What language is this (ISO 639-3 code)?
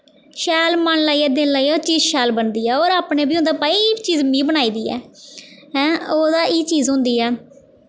doi